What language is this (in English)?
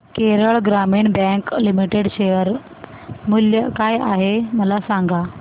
Marathi